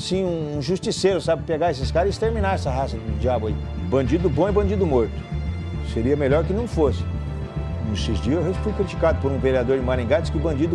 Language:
Portuguese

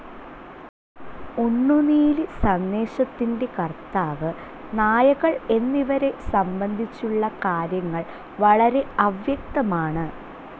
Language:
Malayalam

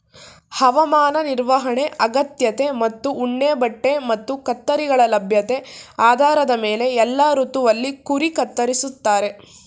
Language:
Kannada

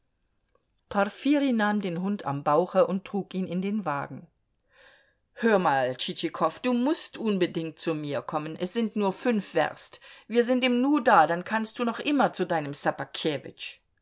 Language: German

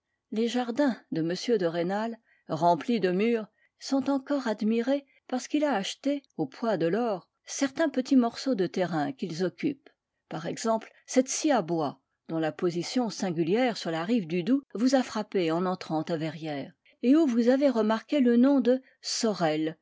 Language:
French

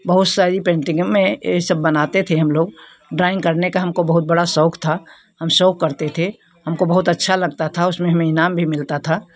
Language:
Hindi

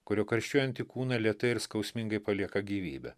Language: Lithuanian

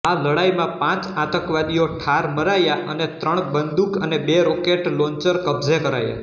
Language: Gujarati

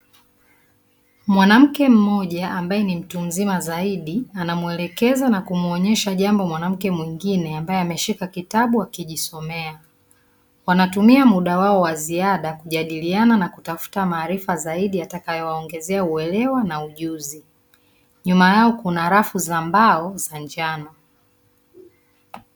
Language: Swahili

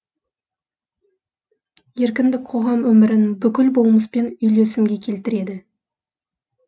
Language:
Kazakh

